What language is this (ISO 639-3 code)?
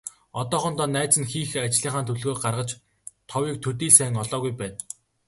mon